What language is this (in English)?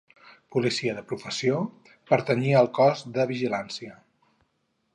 Catalan